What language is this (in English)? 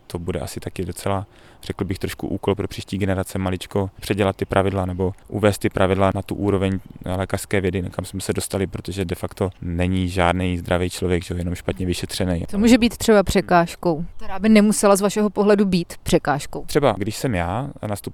Czech